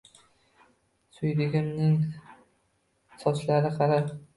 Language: Uzbek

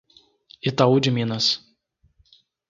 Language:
Portuguese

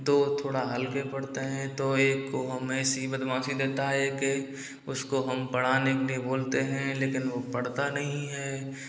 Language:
Hindi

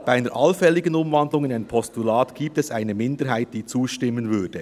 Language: Swiss German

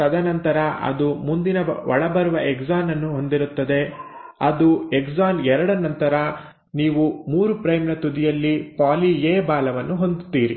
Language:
Kannada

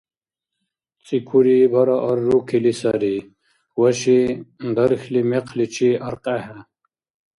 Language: Dargwa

